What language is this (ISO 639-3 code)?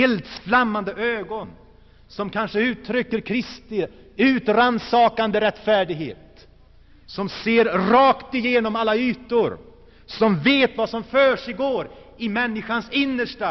swe